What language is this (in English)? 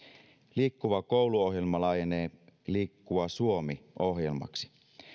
Finnish